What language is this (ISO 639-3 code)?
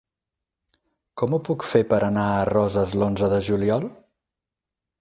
cat